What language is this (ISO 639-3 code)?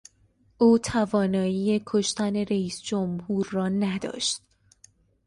fas